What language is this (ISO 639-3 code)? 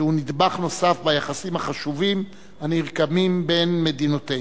heb